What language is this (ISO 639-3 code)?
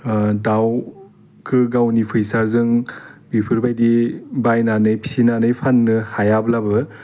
brx